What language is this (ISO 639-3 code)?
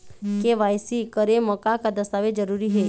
hne